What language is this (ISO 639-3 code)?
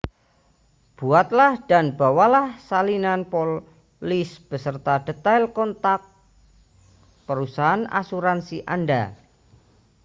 ind